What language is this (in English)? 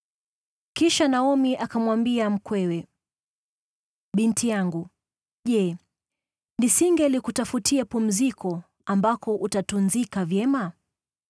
Swahili